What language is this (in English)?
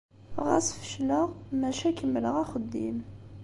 Kabyle